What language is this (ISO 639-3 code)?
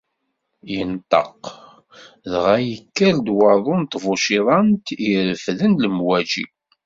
kab